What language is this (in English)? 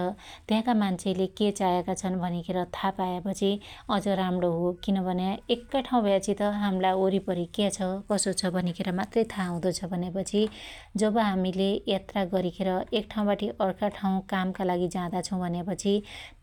Dotyali